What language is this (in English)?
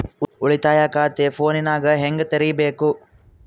Kannada